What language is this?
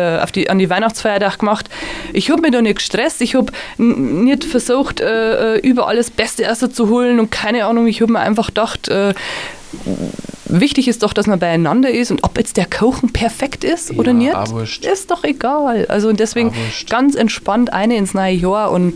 German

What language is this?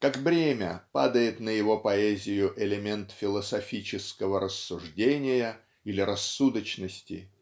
Russian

